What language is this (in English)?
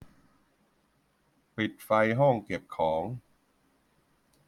Thai